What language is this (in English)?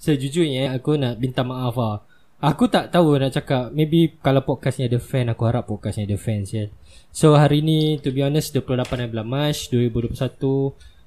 Malay